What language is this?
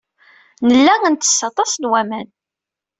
Kabyle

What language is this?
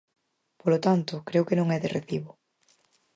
Galician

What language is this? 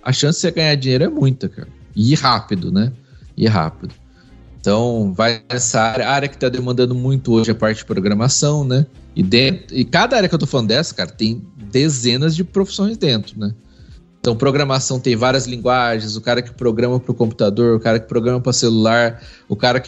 Portuguese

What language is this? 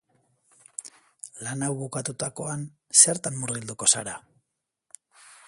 Basque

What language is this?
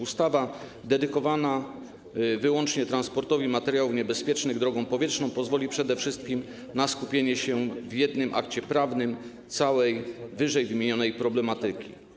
Polish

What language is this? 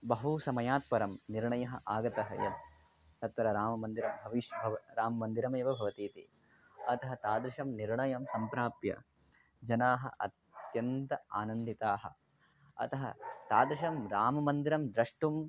Sanskrit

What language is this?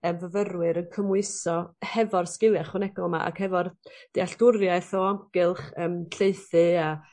Welsh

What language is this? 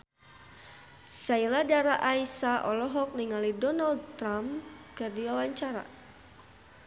Sundanese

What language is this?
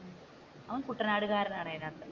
Malayalam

